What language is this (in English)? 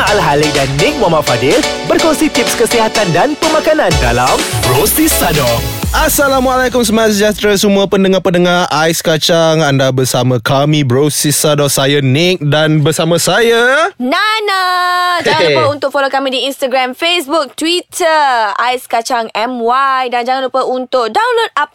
Malay